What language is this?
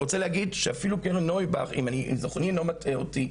Hebrew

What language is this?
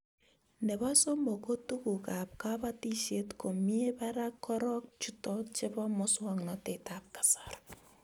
Kalenjin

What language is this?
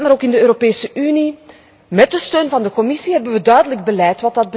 Dutch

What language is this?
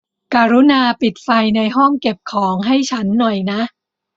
Thai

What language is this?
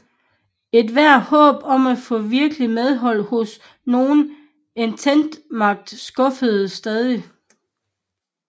Danish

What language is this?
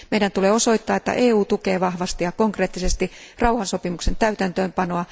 Finnish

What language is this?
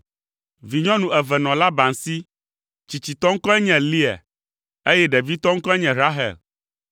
Ewe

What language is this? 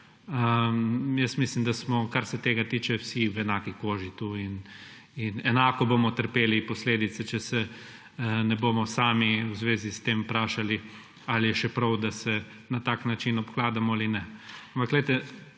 Slovenian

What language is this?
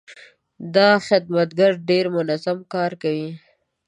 Pashto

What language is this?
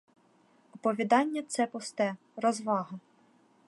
Ukrainian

